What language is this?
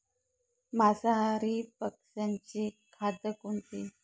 Marathi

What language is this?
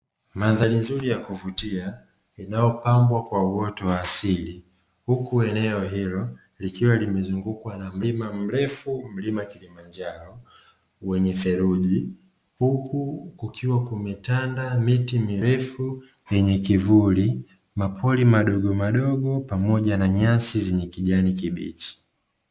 Swahili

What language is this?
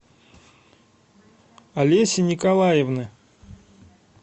Russian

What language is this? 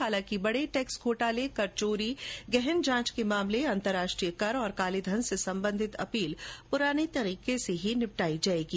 Hindi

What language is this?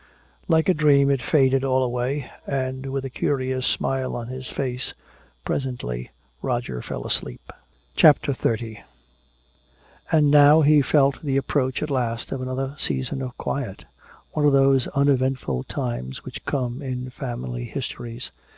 English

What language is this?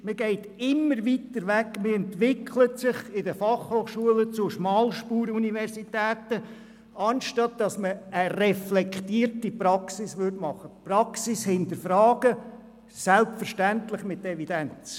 Swiss German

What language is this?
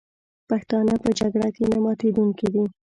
Pashto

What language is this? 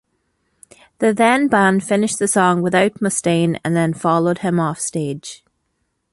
English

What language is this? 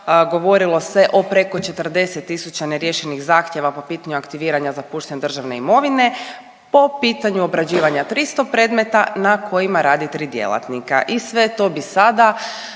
Croatian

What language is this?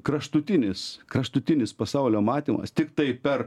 Lithuanian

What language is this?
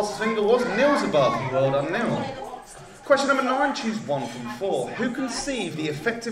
English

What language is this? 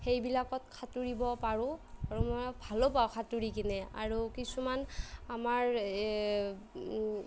Assamese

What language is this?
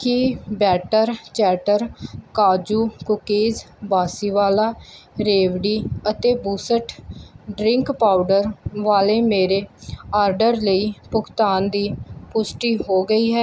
Punjabi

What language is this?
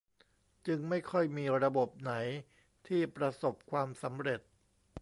Thai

